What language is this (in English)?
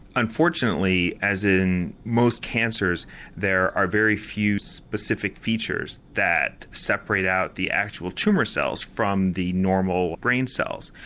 English